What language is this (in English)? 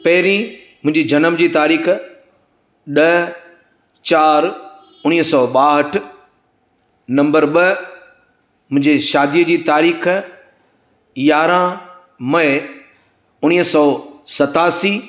Sindhi